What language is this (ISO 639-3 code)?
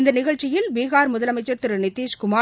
tam